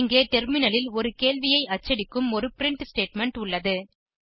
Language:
Tamil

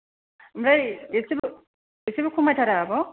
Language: Bodo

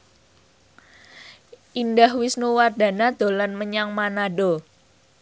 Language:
Javanese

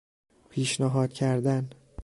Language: Persian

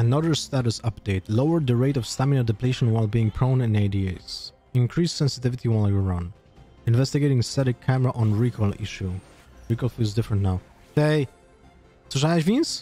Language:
Polish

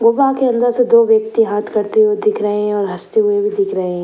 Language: Hindi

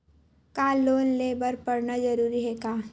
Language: Chhattisgarhi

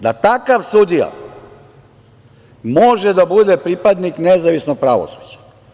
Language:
Serbian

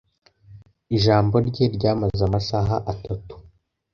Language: Kinyarwanda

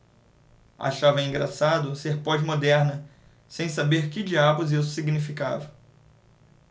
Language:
Portuguese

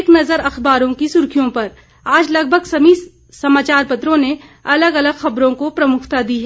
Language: Hindi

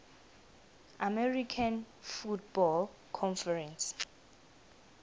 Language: South Ndebele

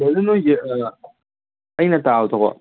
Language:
Manipuri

